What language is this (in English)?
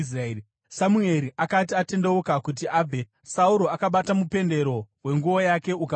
Shona